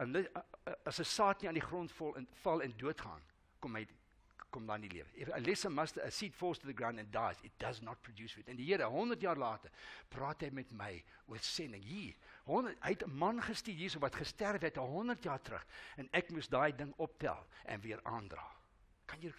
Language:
Dutch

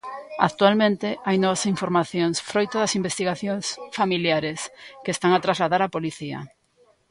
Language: Galician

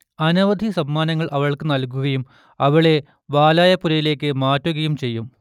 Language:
Malayalam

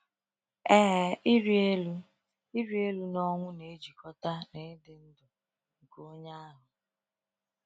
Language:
Igbo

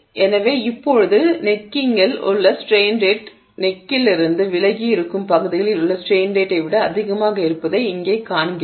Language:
Tamil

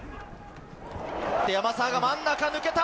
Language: Japanese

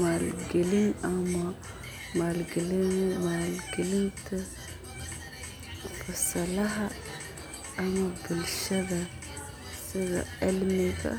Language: Somali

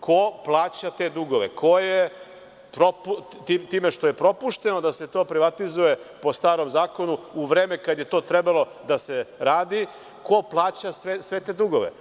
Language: Serbian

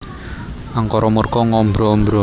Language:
Javanese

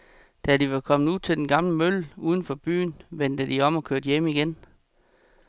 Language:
Danish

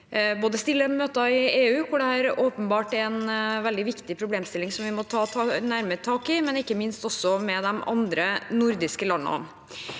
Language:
Norwegian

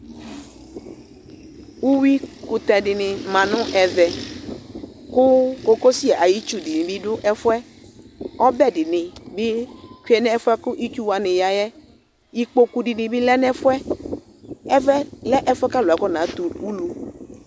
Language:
Ikposo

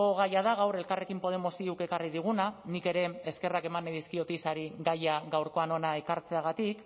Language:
Basque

